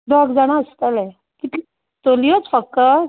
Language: Konkani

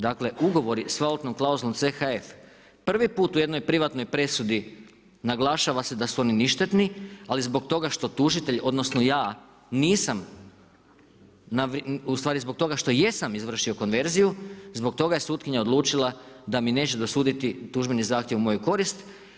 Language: Croatian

